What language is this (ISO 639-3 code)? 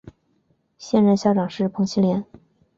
zho